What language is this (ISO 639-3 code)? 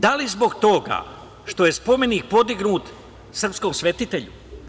srp